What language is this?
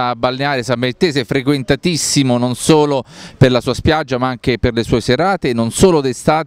Italian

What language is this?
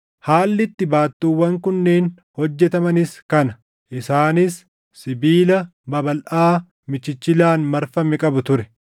Oromo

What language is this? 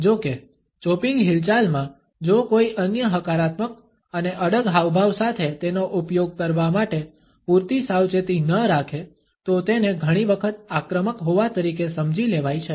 Gujarati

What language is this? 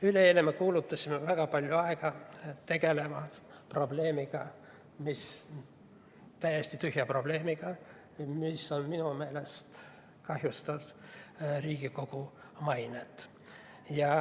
Estonian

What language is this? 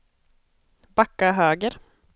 Swedish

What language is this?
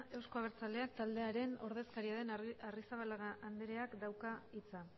Basque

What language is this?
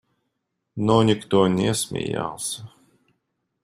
Russian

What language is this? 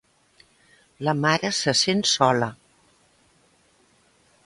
Catalan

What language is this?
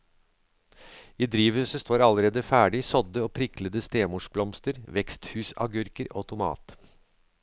Norwegian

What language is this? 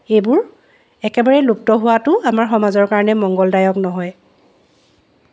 Assamese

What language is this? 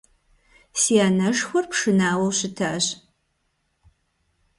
Kabardian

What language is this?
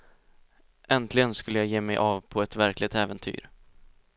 Swedish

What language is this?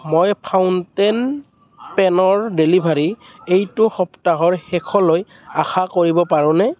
Assamese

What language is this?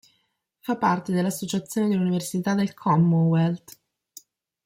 Italian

